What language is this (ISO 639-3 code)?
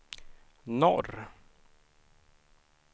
swe